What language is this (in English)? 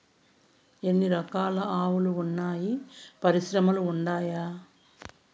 Telugu